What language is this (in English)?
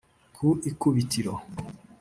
Kinyarwanda